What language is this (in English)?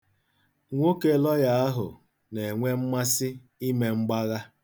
Igbo